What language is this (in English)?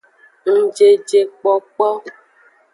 Aja (Benin)